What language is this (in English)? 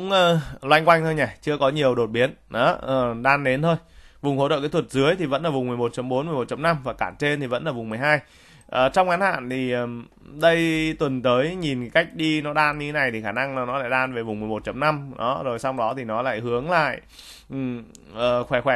Vietnamese